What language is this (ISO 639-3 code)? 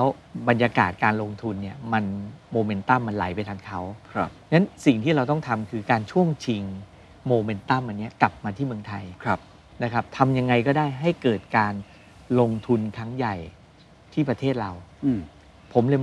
tha